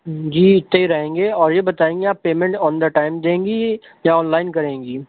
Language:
Urdu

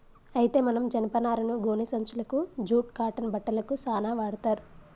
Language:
Telugu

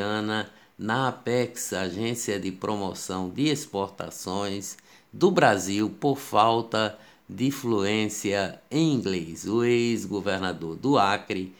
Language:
Portuguese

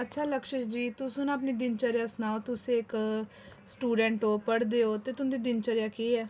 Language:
Dogri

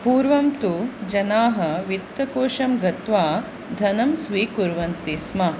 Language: Sanskrit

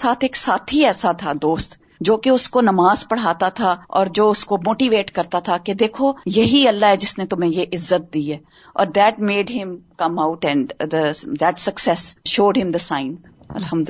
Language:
Urdu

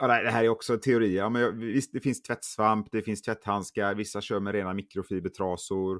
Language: Swedish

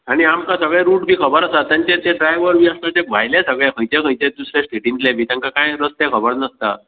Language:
Konkani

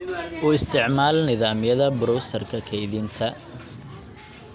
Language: Somali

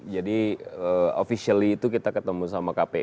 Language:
Indonesian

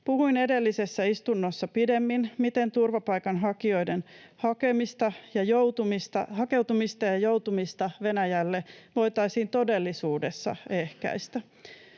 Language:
Finnish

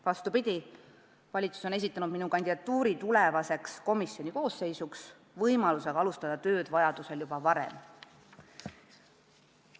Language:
Estonian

